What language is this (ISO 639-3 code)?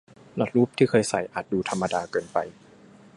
tha